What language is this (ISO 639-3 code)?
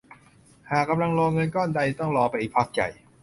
tha